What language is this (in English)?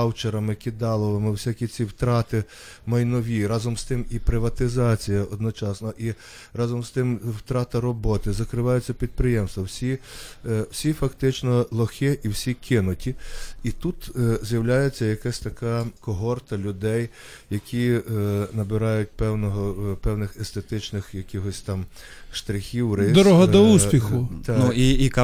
Ukrainian